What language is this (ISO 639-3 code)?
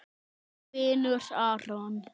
isl